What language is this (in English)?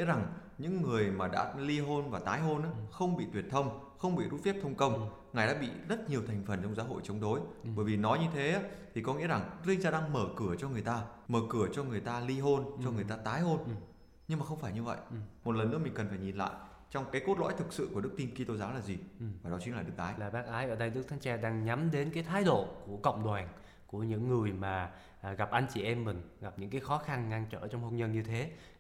Vietnamese